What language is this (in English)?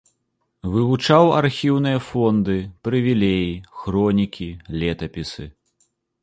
Belarusian